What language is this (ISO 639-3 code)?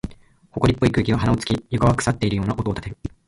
jpn